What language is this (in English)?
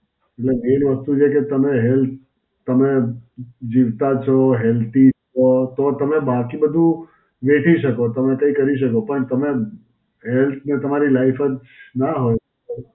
Gujarati